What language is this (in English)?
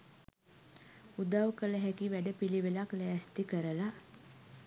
Sinhala